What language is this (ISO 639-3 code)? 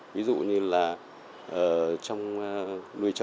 vie